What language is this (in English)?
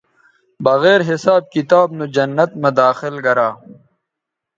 Bateri